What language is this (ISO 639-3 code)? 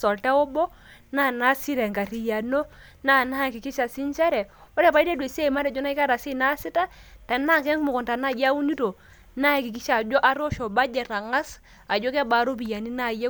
mas